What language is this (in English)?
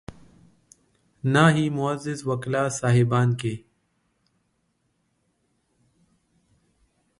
Urdu